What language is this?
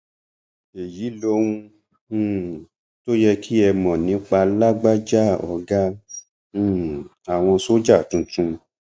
Yoruba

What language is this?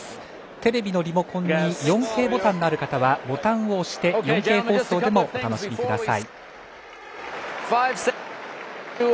Japanese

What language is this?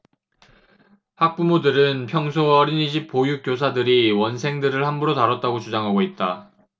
Korean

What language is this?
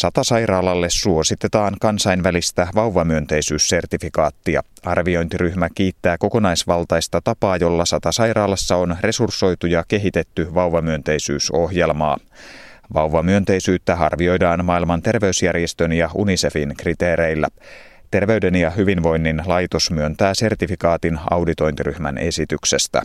Finnish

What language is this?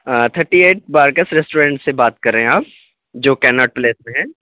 Urdu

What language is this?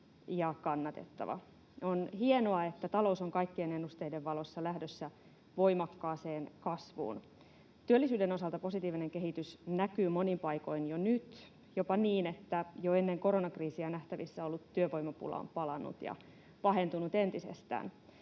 Finnish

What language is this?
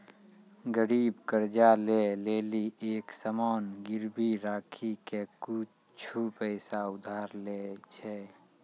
Maithili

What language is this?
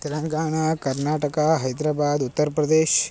Sanskrit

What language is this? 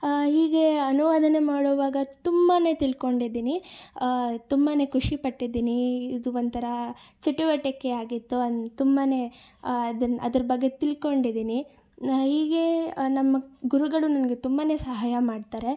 Kannada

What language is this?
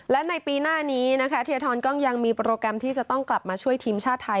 Thai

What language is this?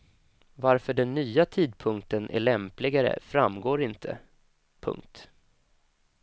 Swedish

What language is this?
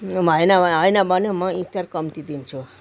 Nepali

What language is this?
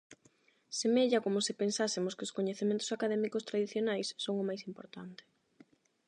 Galician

